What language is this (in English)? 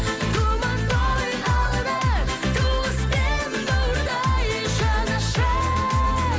Kazakh